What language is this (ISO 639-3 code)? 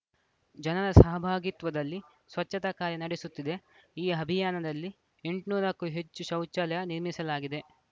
kan